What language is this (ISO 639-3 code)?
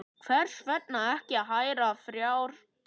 isl